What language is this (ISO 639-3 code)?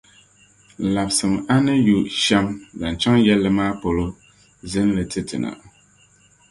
dag